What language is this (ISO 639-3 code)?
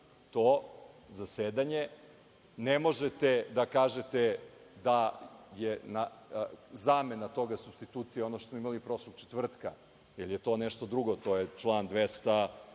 srp